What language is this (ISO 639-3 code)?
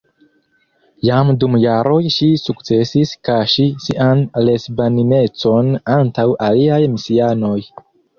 epo